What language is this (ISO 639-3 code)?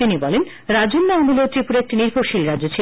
ben